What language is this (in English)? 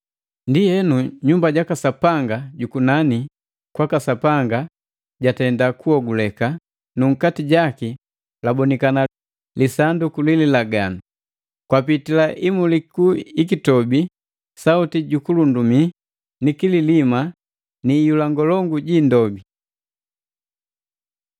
Matengo